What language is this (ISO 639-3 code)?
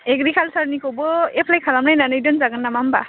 brx